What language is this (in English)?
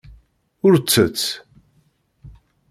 Kabyle